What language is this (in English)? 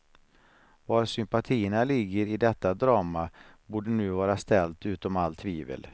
Swedish